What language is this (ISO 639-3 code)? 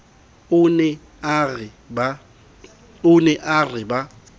sot